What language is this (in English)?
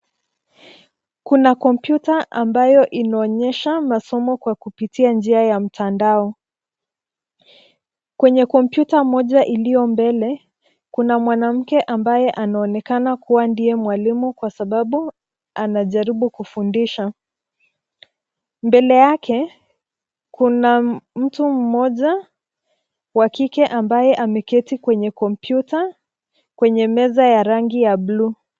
Swahili